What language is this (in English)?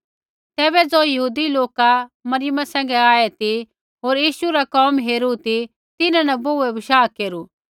Kullu Pahari